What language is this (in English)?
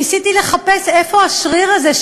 Hebrew